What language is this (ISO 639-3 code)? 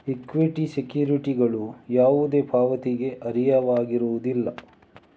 kan